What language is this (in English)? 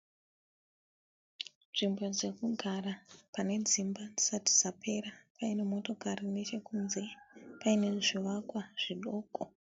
Shona